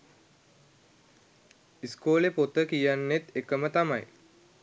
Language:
Sinhala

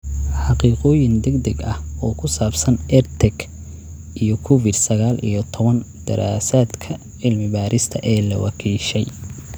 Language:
Somali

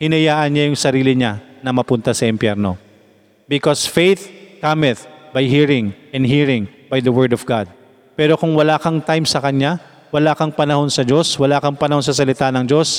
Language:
Filipino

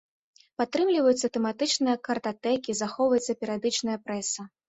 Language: Belarusian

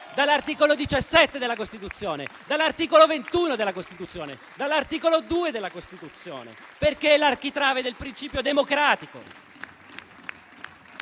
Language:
Italian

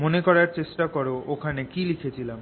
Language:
Bangla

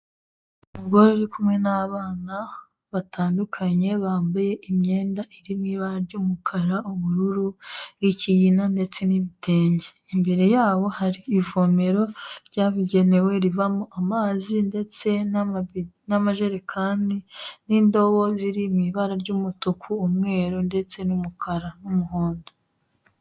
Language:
Kinyarwanda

